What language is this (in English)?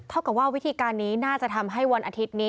Thai